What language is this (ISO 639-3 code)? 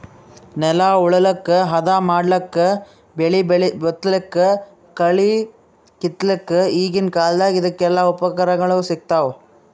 kan